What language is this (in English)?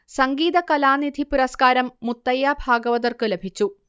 Malayalam